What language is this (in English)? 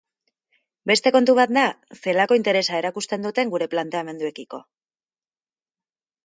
Basque